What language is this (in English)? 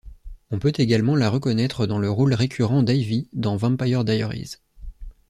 French